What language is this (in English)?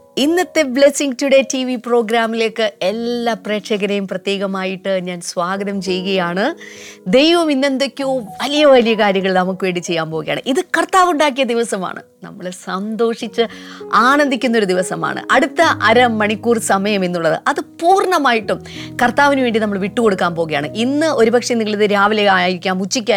Malayalam